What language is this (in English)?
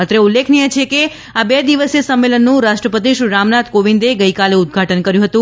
Gujarati